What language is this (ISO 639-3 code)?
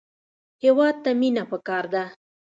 pus